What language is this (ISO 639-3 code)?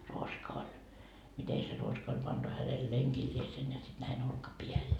fin